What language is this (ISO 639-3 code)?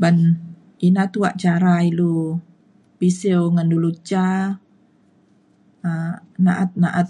xkl